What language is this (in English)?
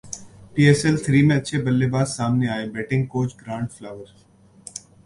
Urdu